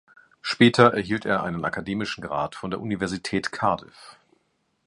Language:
German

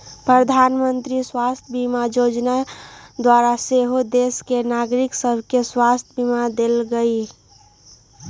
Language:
Magahi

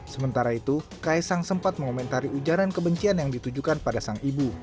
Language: Indonesian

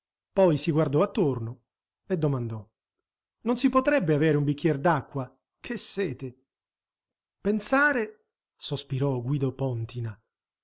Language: Italian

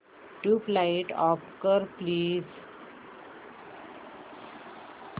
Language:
Marathi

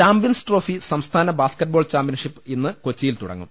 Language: Malayalam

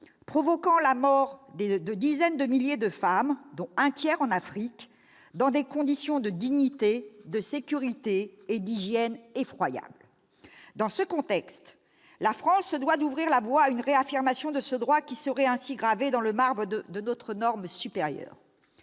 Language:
French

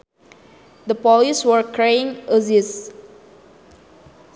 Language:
Sundanese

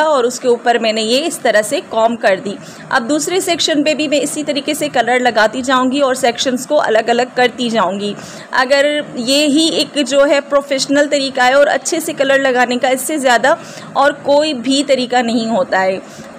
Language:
Hindi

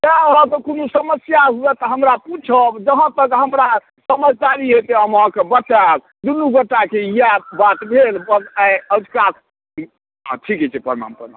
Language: Maithili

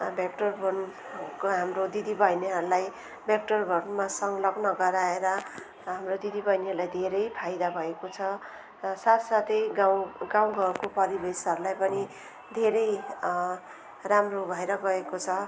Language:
Nepali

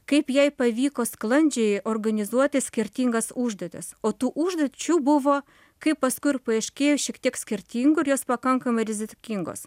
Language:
Lithuanian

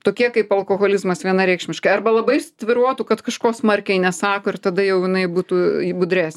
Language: Lithuanian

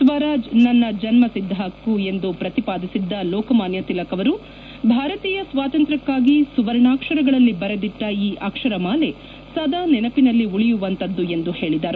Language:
Kannada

